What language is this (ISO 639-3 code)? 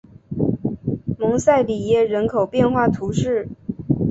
zho